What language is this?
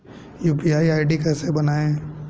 Hindi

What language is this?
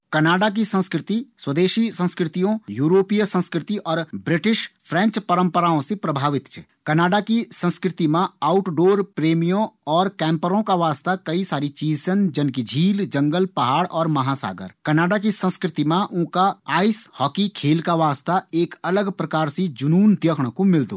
Garhwali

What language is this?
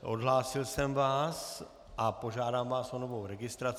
Czech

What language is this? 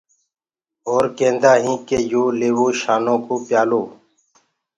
Gurgula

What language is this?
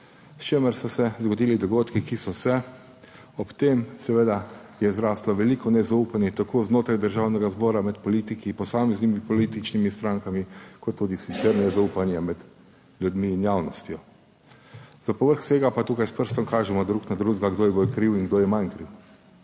Slovenian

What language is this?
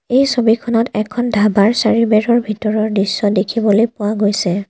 Assamese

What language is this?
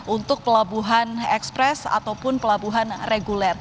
Indonesian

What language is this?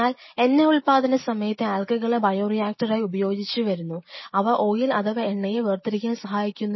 Malayalam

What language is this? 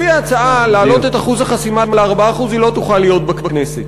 Hebrew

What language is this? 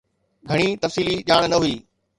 Sindhi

